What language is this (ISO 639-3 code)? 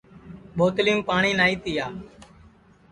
ssi